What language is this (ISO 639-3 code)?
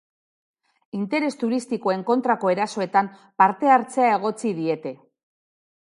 eus